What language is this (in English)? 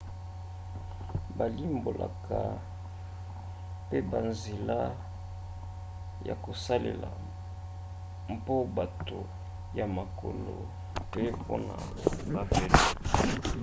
Lingala